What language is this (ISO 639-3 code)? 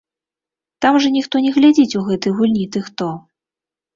bel